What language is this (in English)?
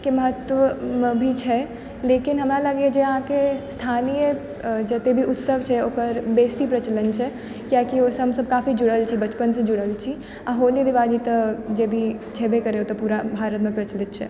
Maithili